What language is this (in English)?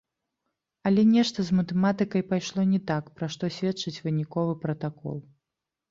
Belarusian